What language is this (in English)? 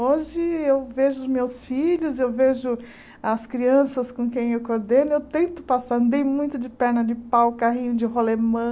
Portuguese